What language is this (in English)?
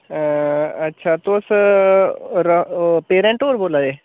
Dogri